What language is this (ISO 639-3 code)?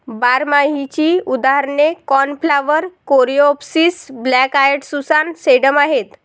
mar